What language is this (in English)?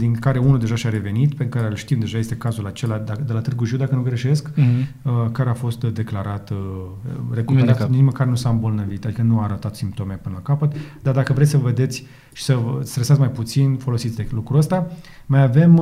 Romanian